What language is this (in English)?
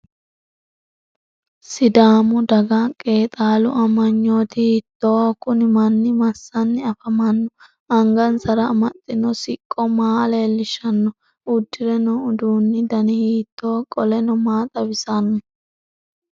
Sidamo